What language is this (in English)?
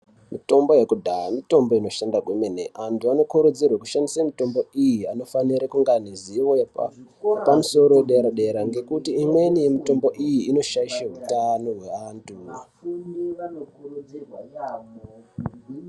Ndau